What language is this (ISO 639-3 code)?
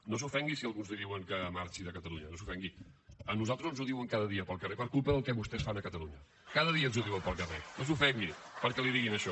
cat